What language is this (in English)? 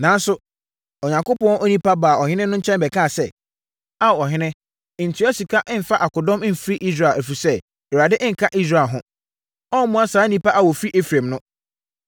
Akan